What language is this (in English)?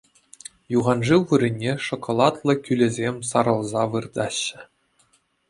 Chuvash